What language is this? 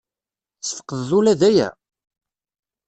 Kabyle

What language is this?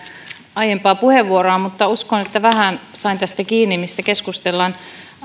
Finnish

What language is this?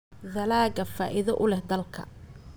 Somali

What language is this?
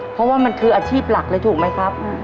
Thai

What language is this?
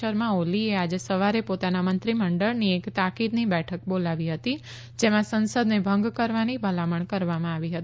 Gujarati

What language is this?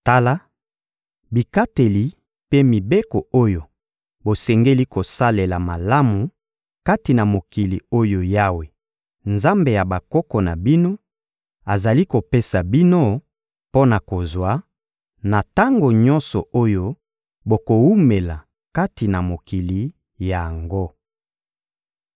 Lingala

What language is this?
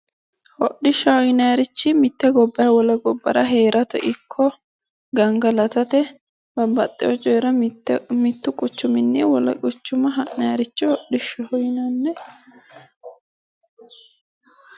Sidamo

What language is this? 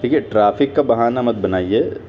Urdu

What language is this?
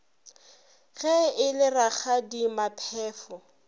Northern Sotho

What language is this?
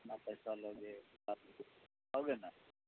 Urdu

